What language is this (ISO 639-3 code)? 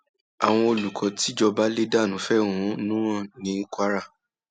yor